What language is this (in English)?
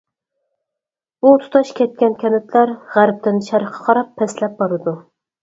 Uyghur